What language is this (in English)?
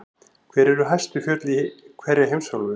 Icelandic